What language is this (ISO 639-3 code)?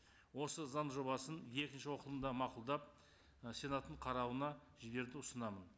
kaz